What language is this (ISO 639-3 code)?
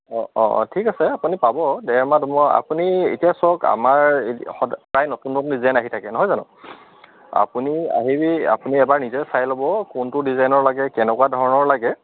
asm